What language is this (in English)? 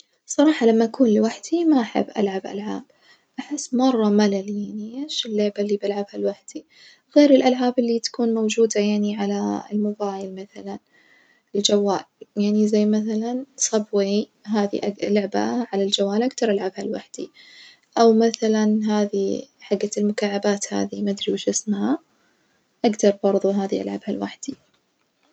Najdi Arabic